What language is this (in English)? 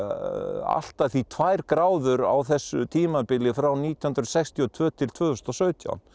Icelandic